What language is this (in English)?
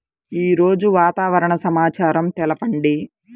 Telugu